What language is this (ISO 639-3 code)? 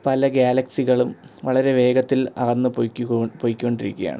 mal